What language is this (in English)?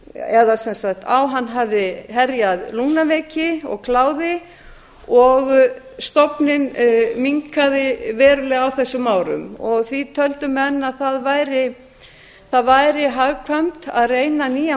Icelandic